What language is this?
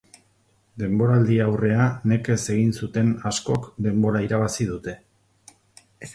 Basque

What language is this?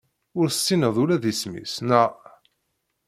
Kabyle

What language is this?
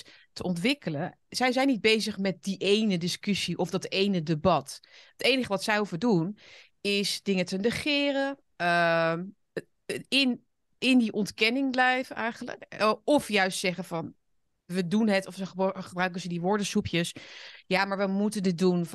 Dutch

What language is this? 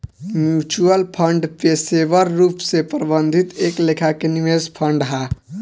Bhojpuri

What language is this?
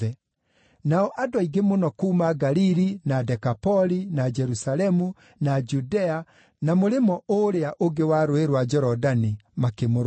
Kikuyu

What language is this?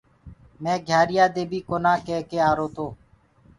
Gurgula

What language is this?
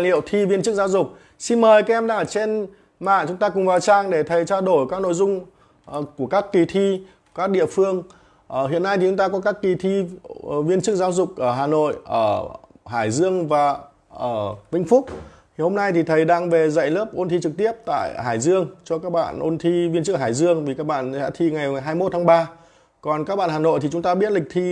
Vietnamese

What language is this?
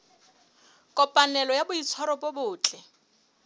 Southern Sotho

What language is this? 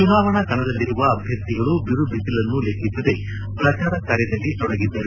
Kannada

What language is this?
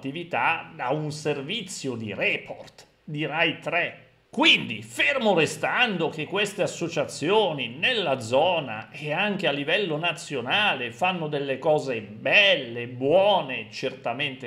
Italian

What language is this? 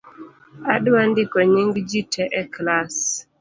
Luo (Kenya and Tanzania)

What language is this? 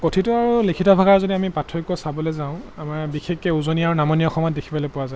Assamese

